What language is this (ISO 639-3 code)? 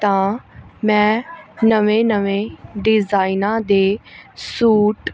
pan